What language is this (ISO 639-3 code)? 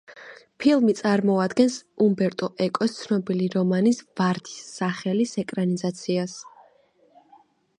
kat